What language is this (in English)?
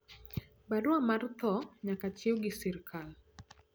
Luo (Kenya and Tanzania)